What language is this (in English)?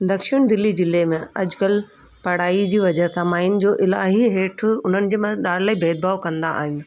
Sindhi